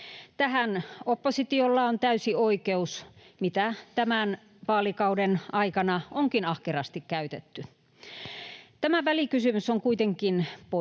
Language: Finnish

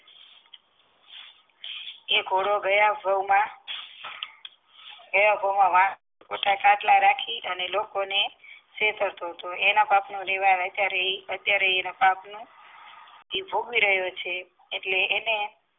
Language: Gujarati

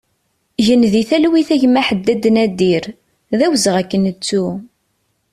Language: Kabyle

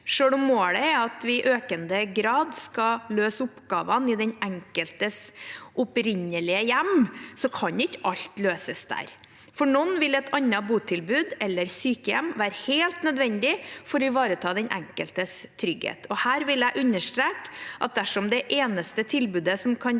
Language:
Norwegian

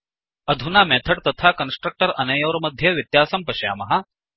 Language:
Sanskrit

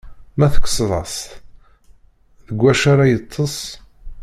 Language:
Kabyle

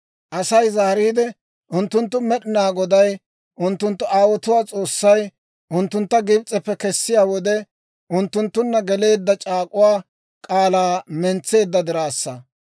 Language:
Dawro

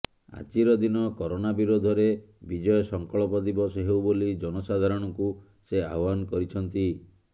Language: Odia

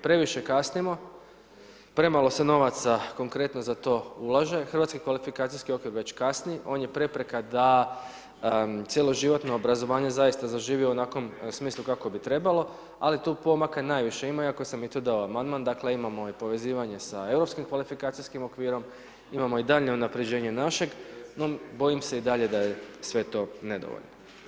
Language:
Croatian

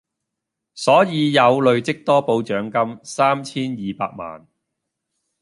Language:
Cantonese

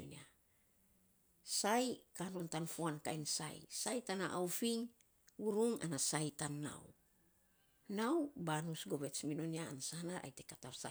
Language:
Saposa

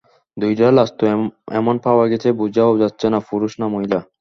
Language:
Bangla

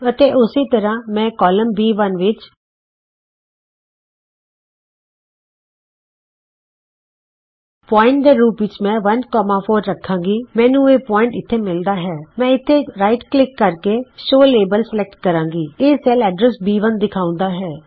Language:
Punjabi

